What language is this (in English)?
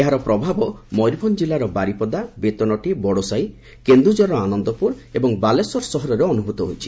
Odia